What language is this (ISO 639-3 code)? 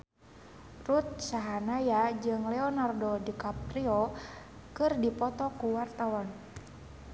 sun